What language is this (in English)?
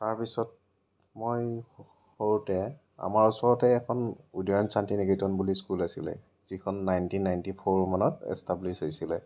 Assamese